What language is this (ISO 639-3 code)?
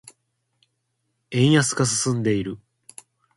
jpn